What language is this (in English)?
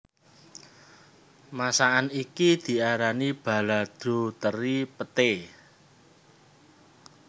Javanese